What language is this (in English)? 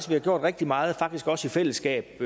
Danish